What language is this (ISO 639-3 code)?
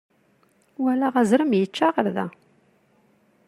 kab